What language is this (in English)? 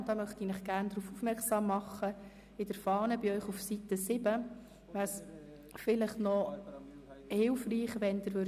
Swiss German